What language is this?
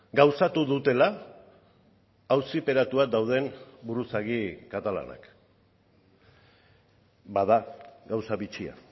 Basque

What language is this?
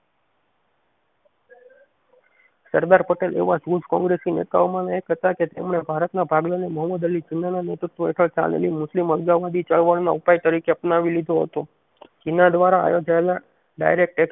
Gujarati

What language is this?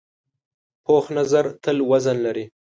Pashto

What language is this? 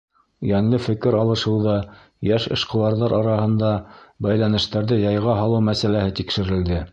Bashkir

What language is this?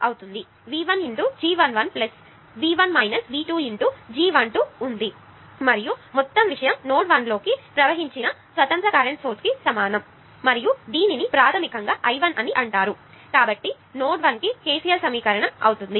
Telugu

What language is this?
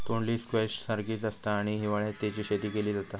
Marathi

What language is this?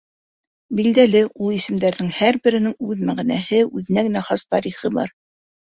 Bashkir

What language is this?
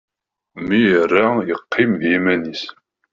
Kabyle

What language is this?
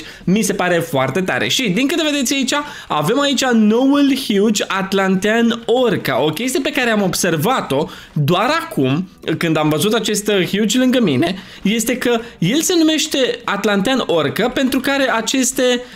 Romanian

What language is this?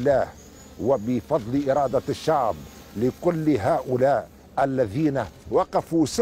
Arabic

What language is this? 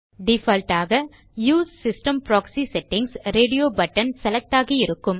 Tamil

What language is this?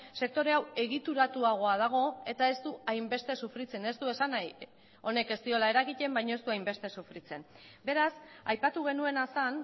Basque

